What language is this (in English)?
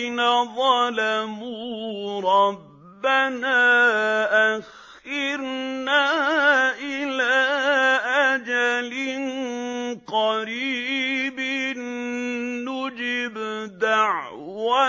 Arabic